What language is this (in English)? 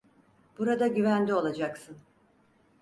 Turkish